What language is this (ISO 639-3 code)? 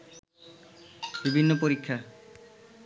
ben